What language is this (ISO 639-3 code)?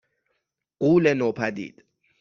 fas